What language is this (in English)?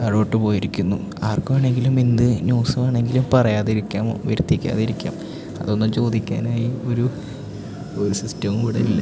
Malayalam